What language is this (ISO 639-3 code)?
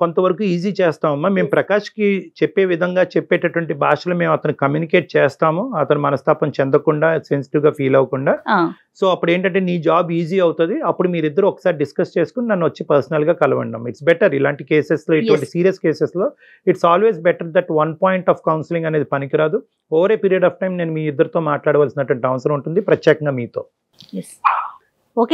tel